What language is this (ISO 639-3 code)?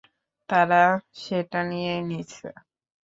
ben